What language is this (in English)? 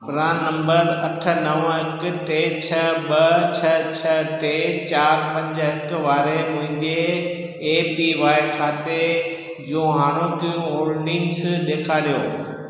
Sindhi